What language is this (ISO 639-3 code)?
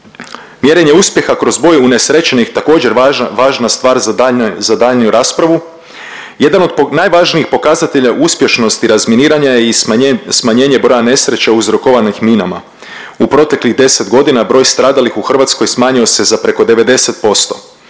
hrv